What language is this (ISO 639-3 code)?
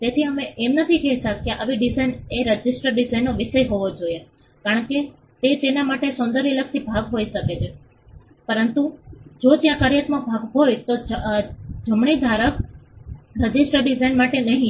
guj